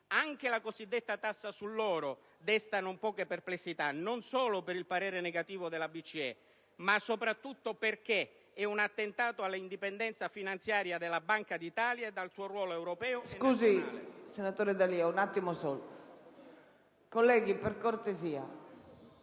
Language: Italian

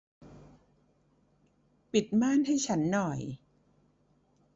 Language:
Thai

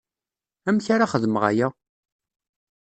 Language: Kabyle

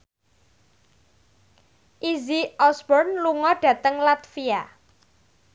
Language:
Javanese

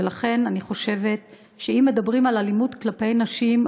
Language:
Hebrew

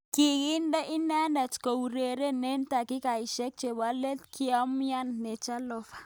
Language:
Kalenjin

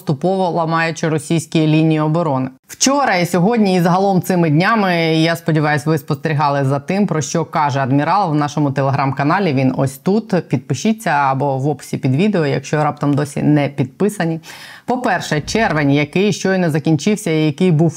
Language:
Ukrainian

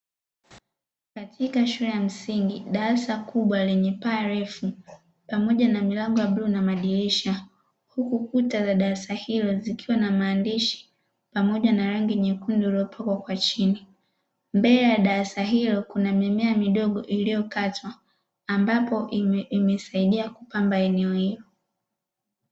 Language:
Swahili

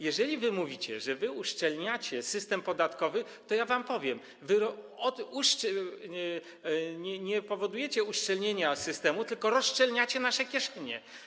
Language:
Polish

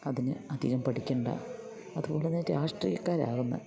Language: Malayalam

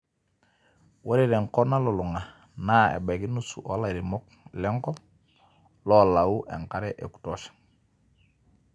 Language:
Masai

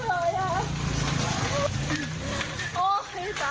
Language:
Thai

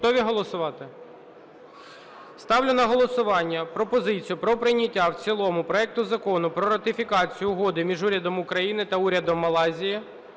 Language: Ukrainian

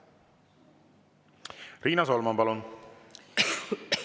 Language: Estonian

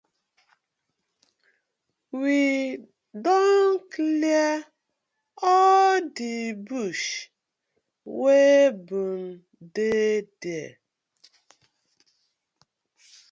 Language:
Nigerian Pidgin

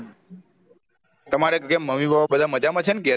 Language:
Gujarati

